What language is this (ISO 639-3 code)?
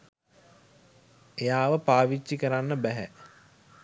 sin